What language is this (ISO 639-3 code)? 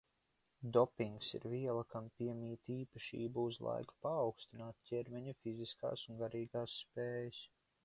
lav